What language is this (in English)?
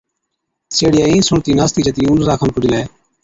Od